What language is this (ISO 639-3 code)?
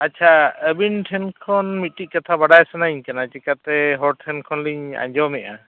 sat